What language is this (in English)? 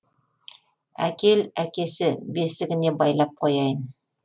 Kazakh